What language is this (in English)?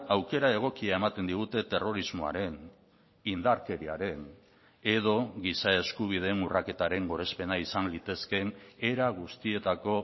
Basque